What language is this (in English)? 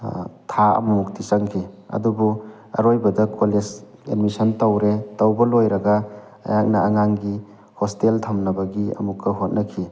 Manipuri